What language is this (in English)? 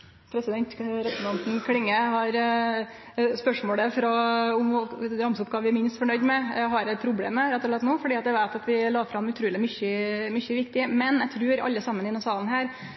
Norwegian Nynorsk